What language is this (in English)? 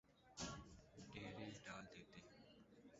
Urdu